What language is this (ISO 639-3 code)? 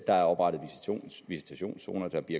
dan